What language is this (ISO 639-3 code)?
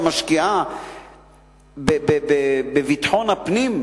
heb